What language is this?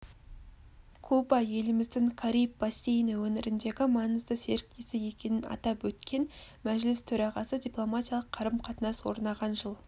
Kazakh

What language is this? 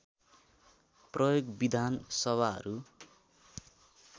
Nepali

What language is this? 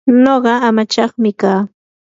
Yanahuanca Pasco Quechua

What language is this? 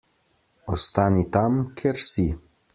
Slovenian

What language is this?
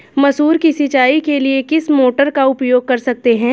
Hindi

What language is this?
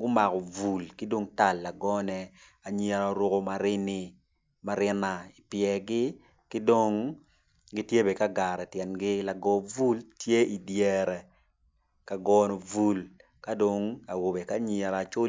Acoli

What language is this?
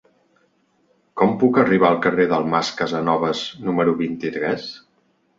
Catalan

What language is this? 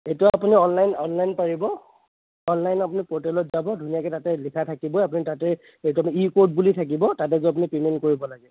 Assamese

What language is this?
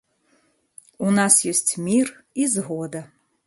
Belarusian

